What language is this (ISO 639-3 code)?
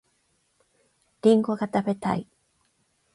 jpn